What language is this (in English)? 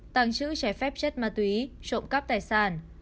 Vietnamese